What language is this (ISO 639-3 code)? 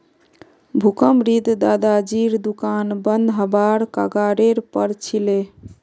mag